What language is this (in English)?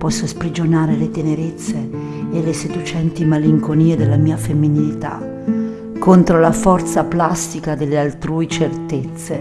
Italian